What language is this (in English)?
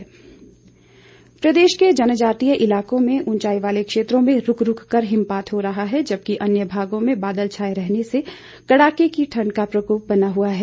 Hindi